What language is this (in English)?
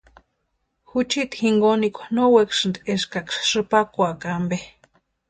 Western Highland Purepecha